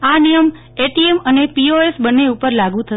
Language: Gujarati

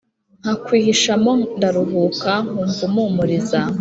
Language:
Kinyarwanda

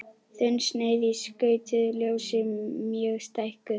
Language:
Icelandic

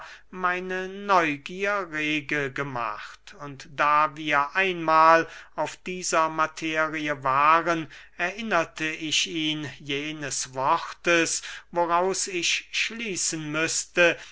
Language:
German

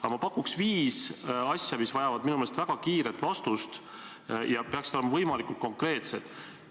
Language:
Estonian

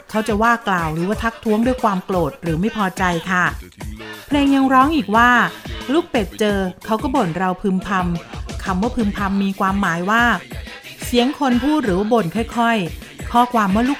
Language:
Thai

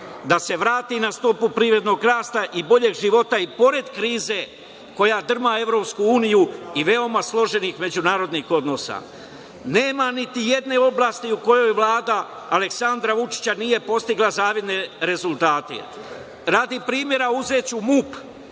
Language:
Serbian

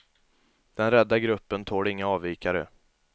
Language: Swedish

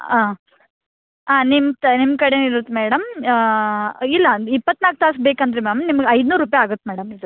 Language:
Kannada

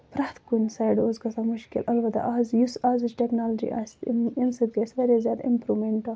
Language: Kashmiri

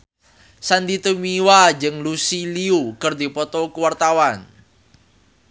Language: Sundanese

